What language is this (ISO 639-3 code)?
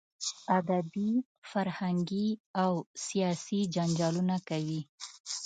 pus